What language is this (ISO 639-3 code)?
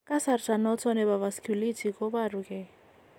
kln